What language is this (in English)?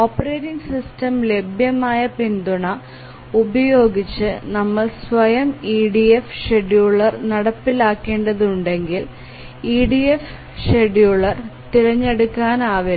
Malayalam